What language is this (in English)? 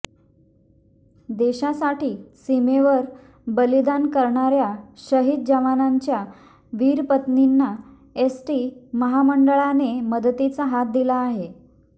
Marathi